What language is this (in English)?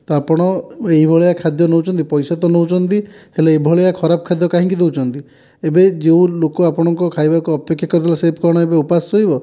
Odia